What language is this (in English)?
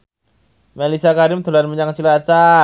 Javanese